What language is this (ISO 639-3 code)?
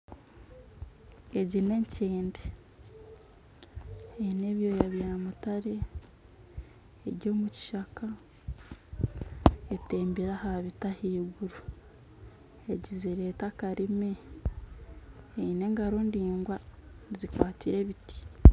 nyn